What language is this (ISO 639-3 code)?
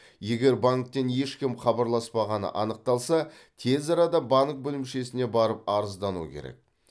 kaz